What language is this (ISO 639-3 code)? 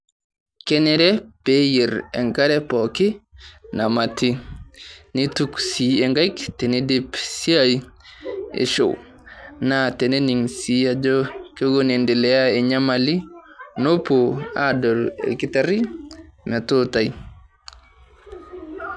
mas